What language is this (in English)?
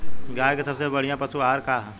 Bhojpuri